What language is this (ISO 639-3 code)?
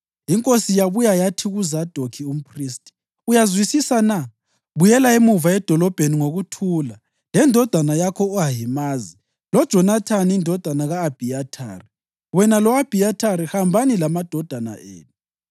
nde